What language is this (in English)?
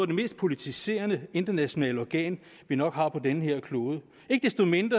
Danish